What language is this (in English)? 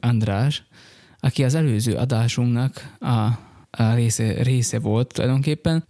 Hungarian